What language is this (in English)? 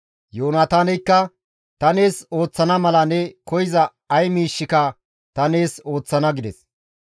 Gamo